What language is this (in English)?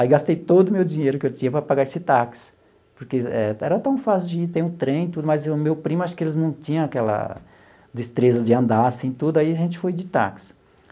Portuguese